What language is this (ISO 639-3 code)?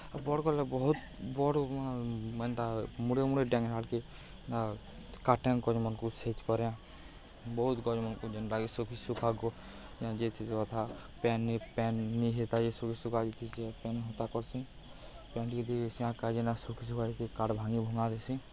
ori